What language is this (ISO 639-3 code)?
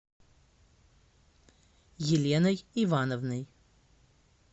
rus